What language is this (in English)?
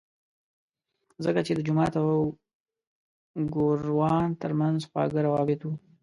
Pashto